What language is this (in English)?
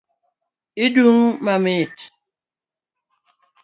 Luo (Kenya and Tanzania)